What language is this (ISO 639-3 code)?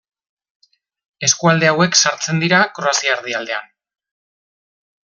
eus